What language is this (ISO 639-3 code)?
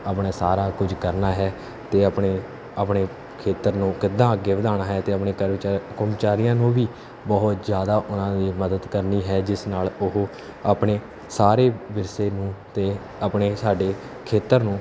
pan